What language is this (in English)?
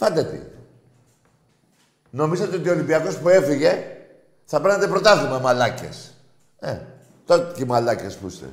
Greek